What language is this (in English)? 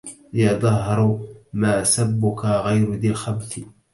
Arabic